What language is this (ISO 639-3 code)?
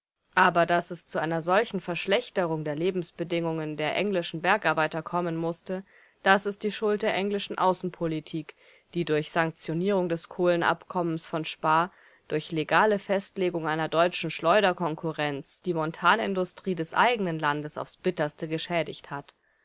deu